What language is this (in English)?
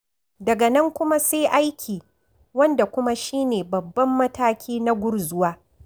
Hausa